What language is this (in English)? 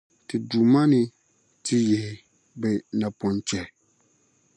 Dagbani